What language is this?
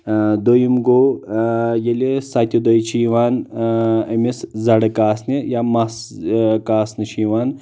Kashmiri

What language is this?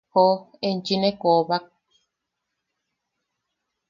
Yaqui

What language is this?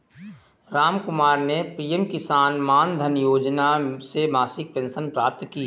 Hindi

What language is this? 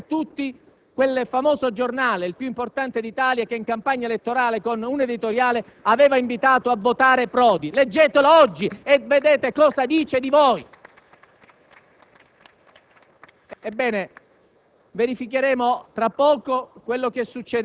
Italian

